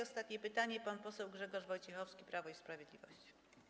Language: Polish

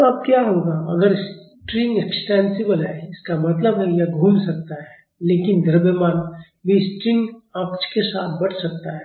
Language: Hindi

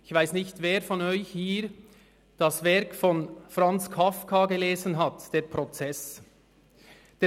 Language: Swiss German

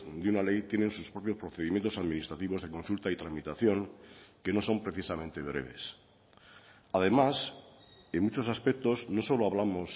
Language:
Spanish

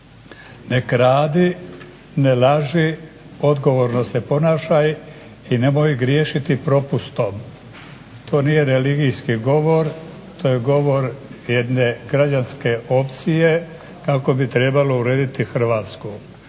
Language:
Croatian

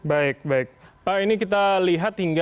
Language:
Indonesian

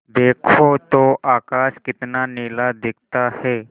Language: Hindi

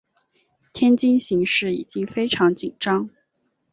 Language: Chinese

